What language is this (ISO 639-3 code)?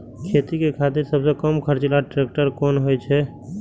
mai